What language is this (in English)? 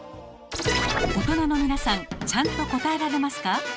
Japanese